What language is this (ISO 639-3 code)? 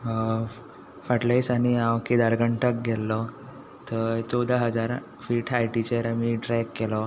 kok